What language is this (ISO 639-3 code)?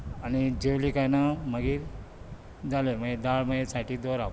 kok